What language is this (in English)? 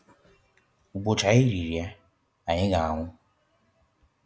Igbo